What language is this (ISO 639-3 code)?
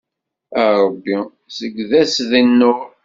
kab